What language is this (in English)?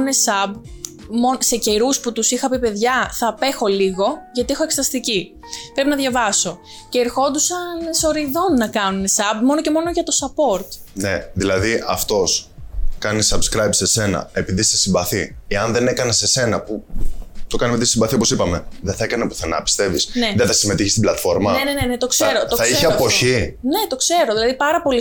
Greek